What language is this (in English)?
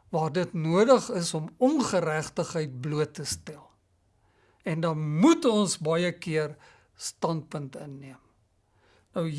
Dutch